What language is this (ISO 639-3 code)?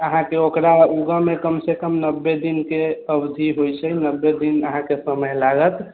mai